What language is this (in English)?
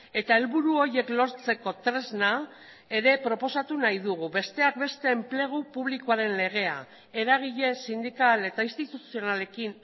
Basque